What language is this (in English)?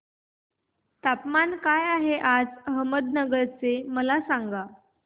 Marathi